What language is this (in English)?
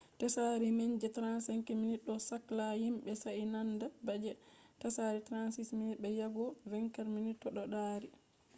Fula